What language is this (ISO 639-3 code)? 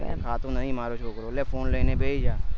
guj